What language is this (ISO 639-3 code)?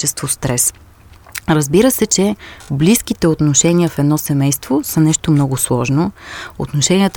bul